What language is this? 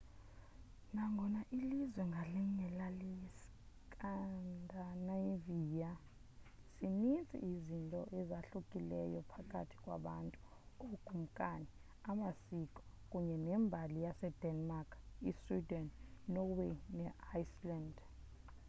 Xhosa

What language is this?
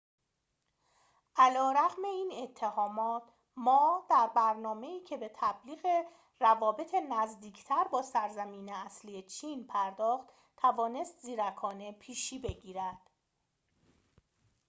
Persian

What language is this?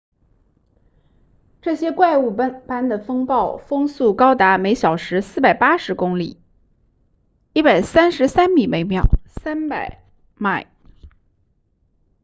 Chinese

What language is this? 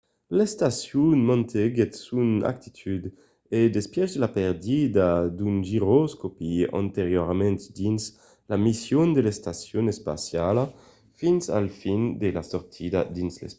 Occitan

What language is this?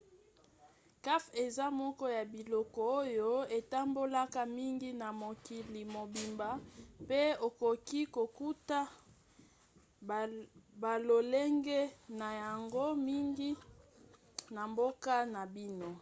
Lingala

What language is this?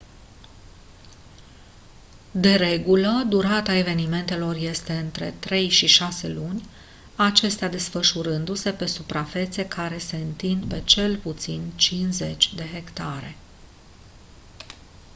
Romanian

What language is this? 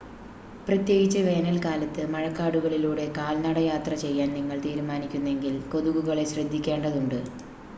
Malayalam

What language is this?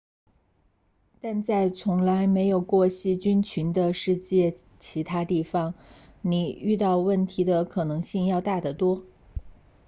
Chinese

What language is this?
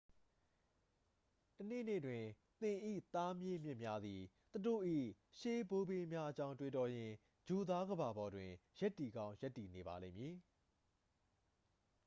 Burmese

